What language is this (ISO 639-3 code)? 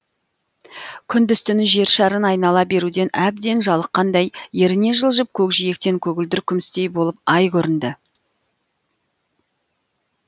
kaz